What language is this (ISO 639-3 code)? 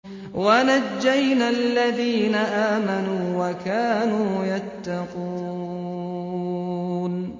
ara